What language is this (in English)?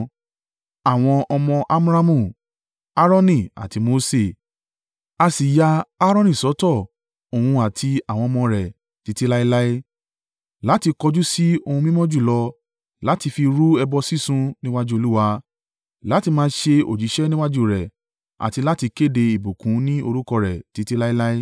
Yoruba